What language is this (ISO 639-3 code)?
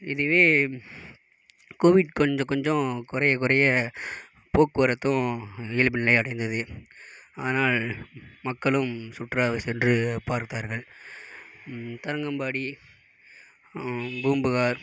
tam